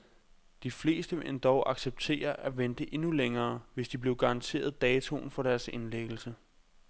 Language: Danish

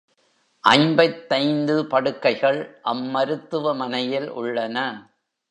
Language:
Tamil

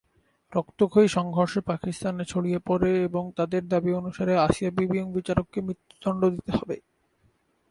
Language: Bangla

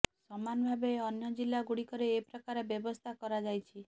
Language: Odia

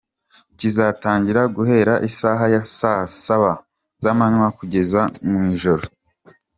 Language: Kinyarwanda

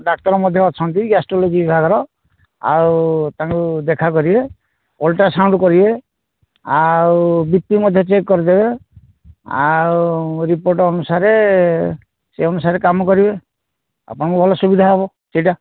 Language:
Odia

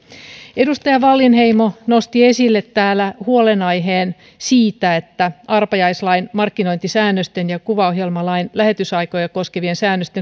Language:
Finnish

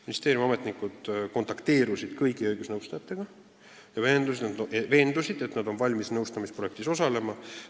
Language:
Estonian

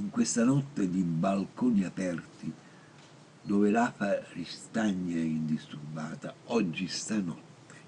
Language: Italian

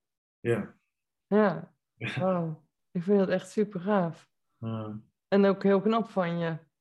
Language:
Dutch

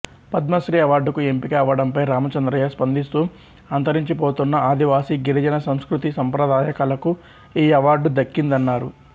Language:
Telugu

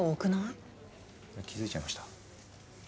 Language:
Japanese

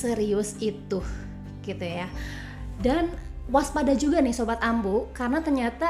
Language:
Indonesian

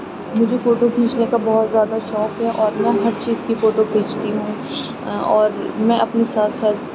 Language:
Urdu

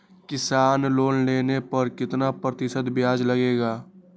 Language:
Magahi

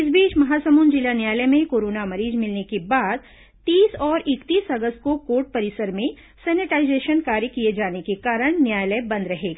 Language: Hindi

